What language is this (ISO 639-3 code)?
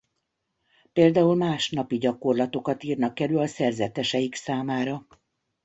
hun